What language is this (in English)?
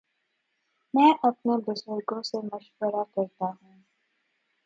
Urdu